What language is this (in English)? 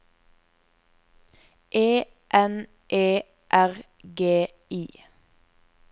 Norwegian